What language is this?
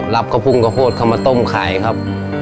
Thai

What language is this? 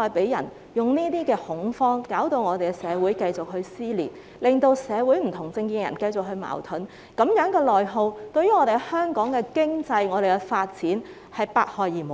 Cantonese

